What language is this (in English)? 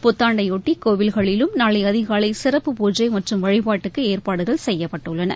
Tamil